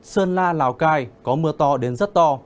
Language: Vietnamese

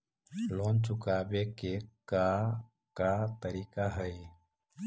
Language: Magahi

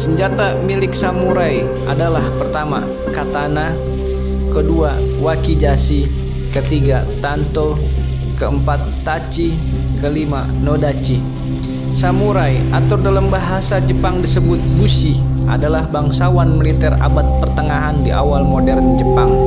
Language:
Indonesian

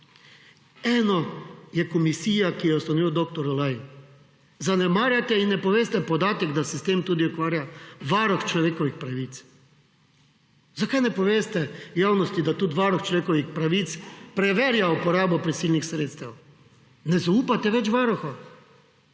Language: Slovenian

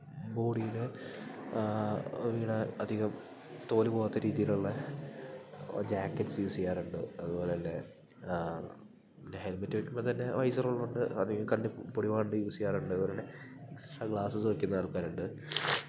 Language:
Malayalam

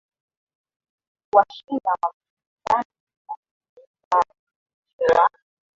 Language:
Swahili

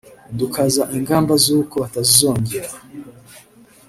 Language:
Kinyarwanda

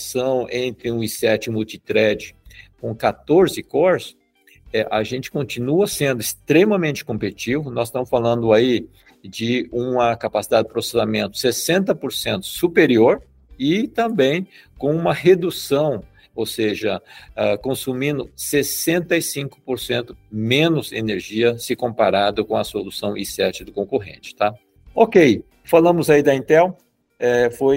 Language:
Portuguese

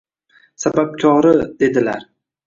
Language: Uzbek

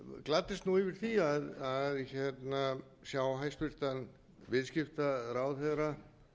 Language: Icelandic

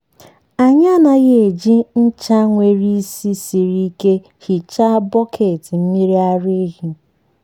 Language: Igbo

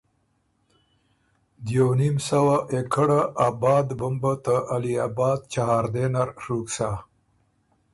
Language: Ormuri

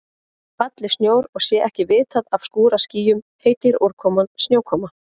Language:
Icelandic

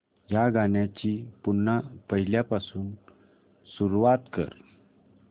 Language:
Marathi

